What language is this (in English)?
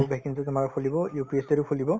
Assamese